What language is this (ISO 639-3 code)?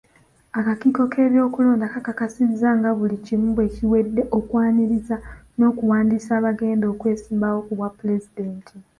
lug